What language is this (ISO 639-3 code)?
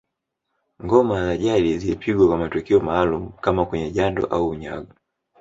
swa